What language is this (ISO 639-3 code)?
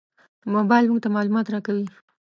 pus